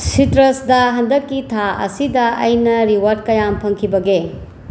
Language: Manipuri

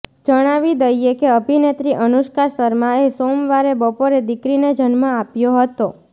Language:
Gujarati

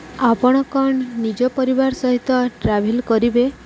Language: Odia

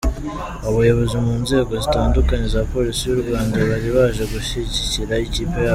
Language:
Kinyarwanda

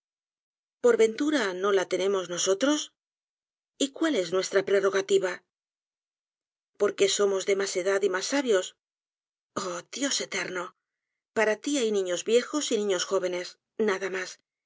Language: Spanish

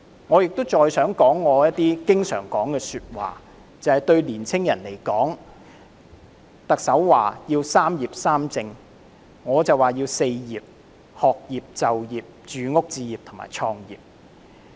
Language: Cantonese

